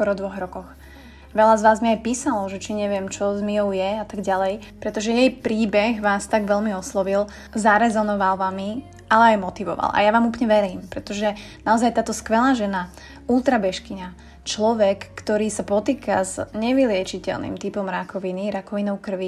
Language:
Slovak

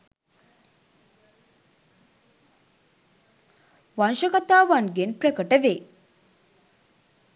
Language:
Sinhala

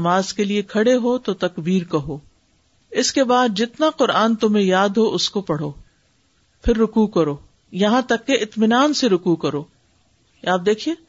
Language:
Urdu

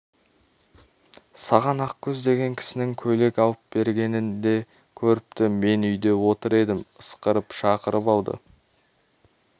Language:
Kazakh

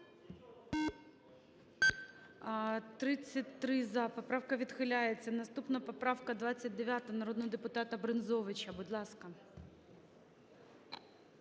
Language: Ukrainian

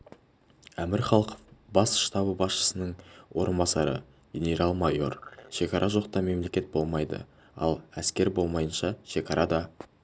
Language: Kazakh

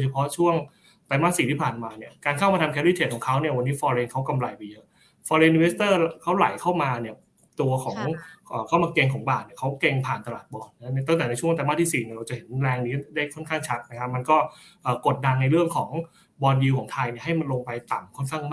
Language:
Thai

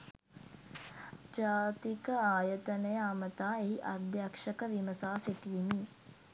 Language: Sinhala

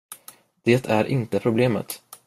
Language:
Swedish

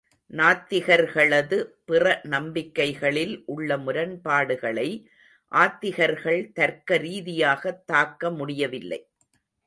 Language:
Tamil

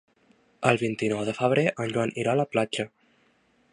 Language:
Catalan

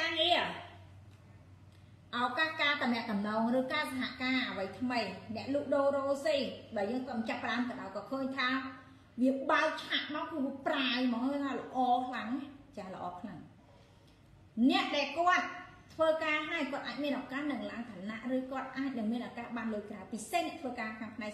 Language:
Vietnamese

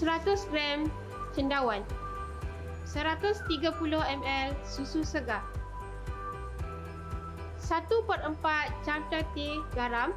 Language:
Malay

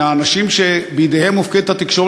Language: Hebrew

